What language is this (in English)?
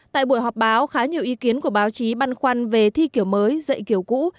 Vietnamese